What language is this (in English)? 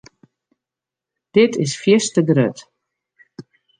Western Frisian